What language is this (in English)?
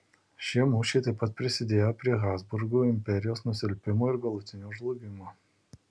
Lithuanian